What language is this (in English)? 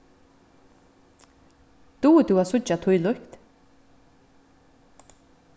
Faroese